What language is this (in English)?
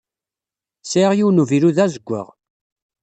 Kabyle